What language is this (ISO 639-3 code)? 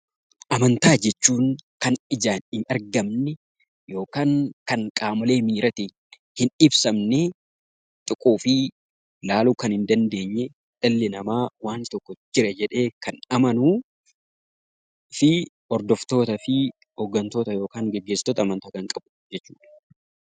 orm